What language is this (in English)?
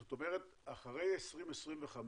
Hebrew